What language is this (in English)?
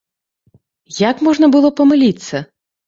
Belarusian